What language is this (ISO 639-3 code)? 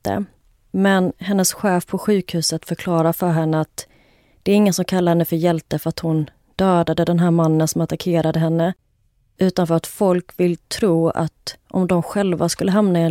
swe